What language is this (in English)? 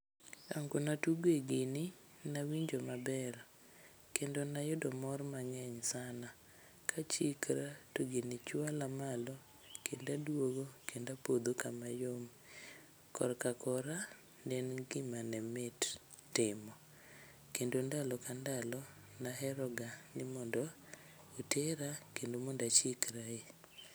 Luo (Kenya and Tanzania)